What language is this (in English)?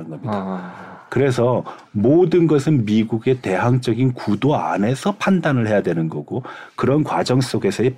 Korean